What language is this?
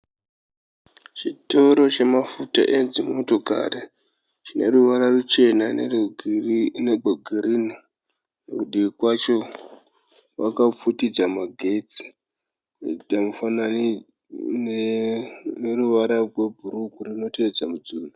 Shona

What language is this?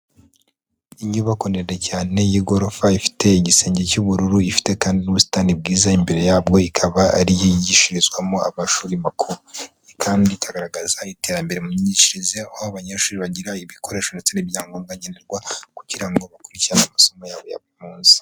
Kinyarwanda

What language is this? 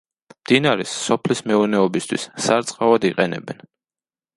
Georgian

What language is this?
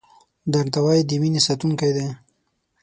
Pashto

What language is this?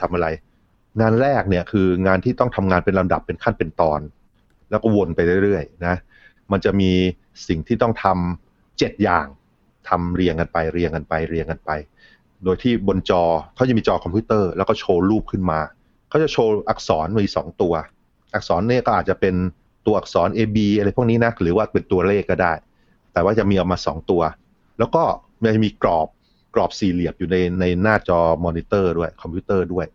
Thai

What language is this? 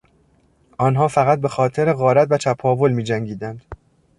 Persian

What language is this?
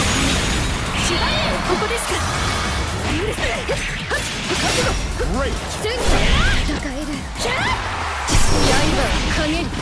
Japanese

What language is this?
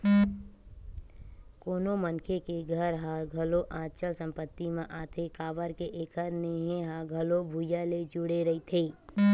Chhattisgarhi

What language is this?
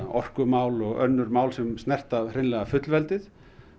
Icelandic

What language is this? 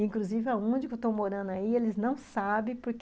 Portuguese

